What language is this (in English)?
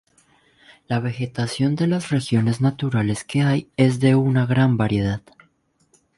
Spanish